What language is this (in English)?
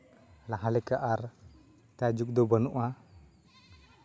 Santali